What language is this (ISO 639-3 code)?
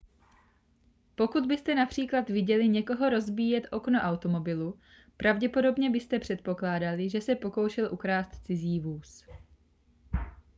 ces